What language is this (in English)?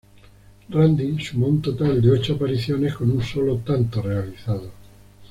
Spanish